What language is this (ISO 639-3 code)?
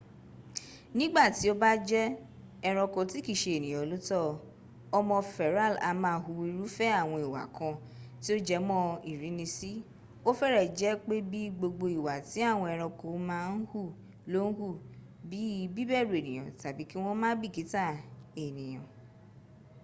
yor